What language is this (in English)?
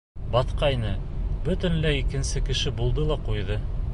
Bashkir